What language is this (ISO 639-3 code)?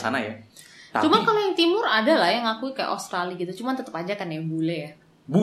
ind